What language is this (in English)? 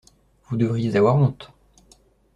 French